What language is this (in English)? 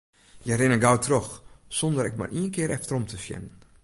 Western Frisian